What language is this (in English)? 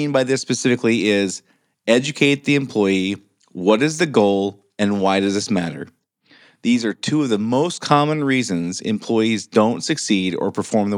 English